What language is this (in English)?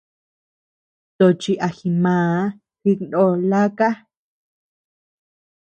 Tepeuxila Cuicatec